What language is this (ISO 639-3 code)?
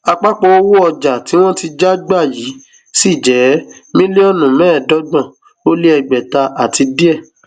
yor